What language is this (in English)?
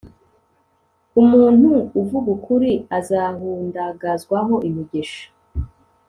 Kinyarwanda